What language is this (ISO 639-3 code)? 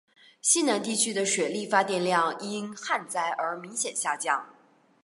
zho